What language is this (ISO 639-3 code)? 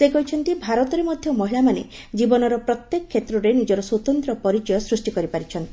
ori